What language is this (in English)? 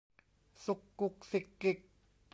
Thai